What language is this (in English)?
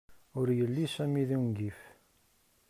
Kabyle